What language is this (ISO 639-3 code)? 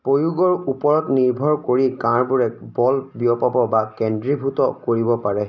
asm